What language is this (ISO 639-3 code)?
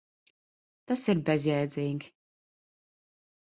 lav